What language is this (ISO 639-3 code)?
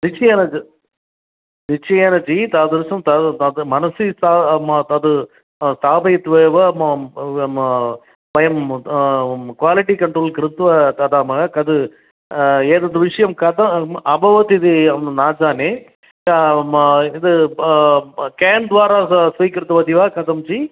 san